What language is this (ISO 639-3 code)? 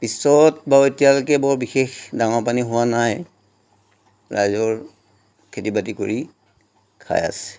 asm